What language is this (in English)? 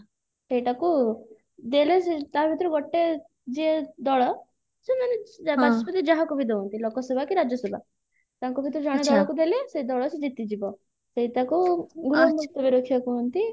Odia